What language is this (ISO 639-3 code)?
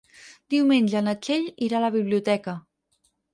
cat